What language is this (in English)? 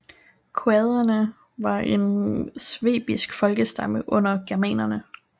Danish